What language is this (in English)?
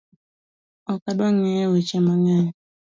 Luo (Kenya and Tanzania)